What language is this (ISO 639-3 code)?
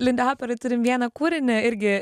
lit